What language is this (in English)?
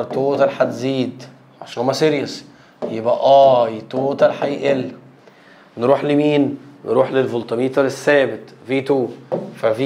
Arabic